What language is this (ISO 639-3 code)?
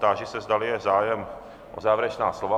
ces